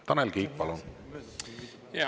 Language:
Estonian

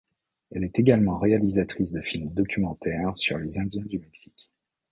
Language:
French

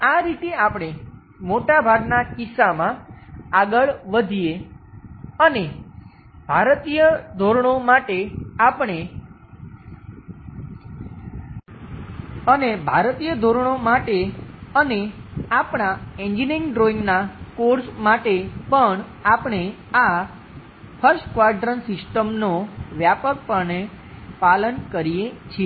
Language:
Gujarati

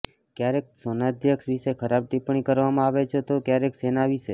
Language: Gujarati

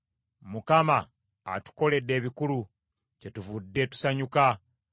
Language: Ganda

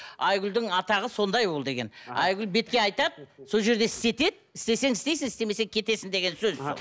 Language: Kazakh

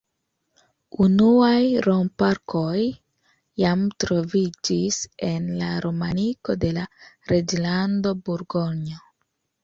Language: Esperanto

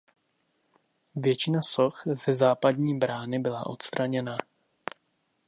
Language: Czech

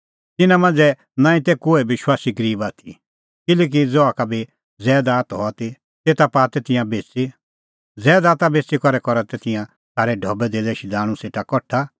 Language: Kullu Pahari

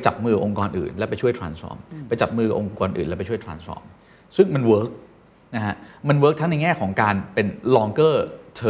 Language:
Thai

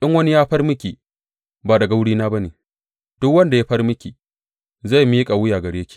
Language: Hausa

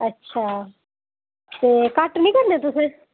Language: Dogri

